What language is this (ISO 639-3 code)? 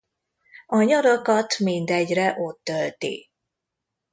hun